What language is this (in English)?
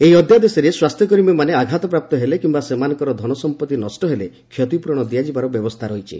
Odia